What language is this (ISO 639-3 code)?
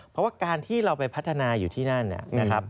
tha